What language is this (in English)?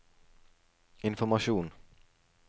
Norwegian